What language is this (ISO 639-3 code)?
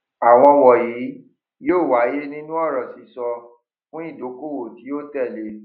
yor